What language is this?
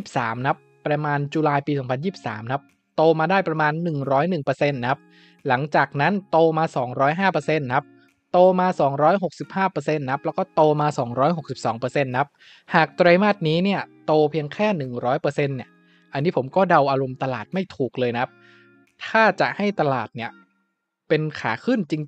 Thai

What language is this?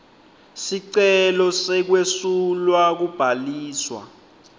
Swati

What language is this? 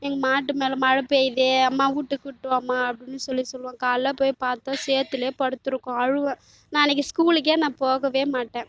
Tamil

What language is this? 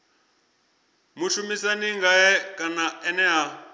Venda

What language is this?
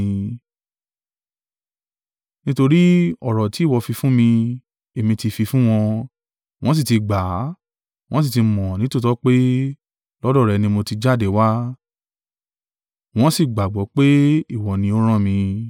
Yoruba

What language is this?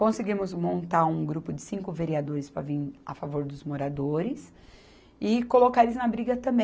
Portuguese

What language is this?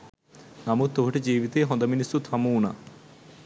Sinhala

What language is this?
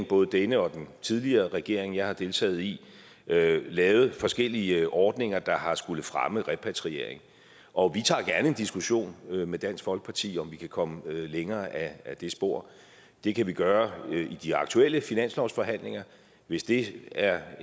Danish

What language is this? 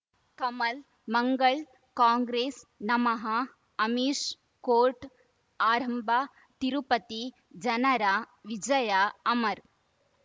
Kannada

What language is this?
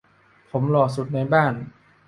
Thai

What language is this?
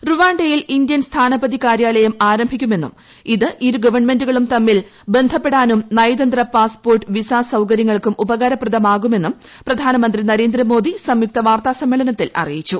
Malayalam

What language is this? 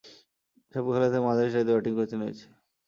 Bangla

